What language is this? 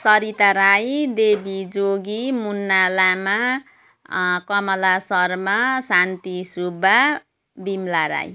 Nepali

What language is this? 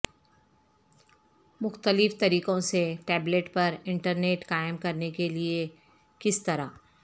Urdu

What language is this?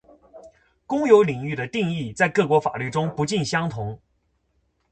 Chinese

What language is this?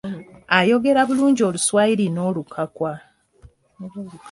Ganda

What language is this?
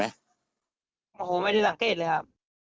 Thai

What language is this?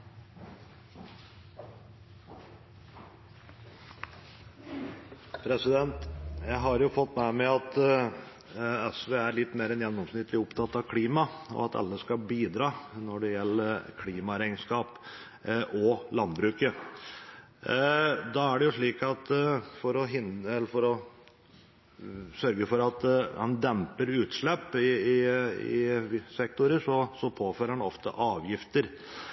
Norwegian Bokmål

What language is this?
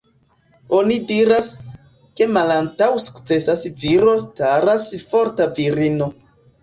Esperanto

